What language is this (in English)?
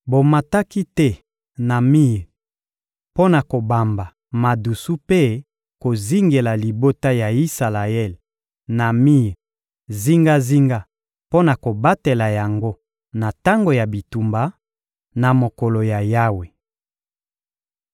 Lingala